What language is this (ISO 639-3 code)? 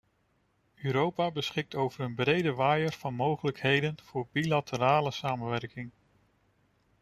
nld